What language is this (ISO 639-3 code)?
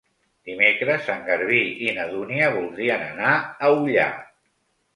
cat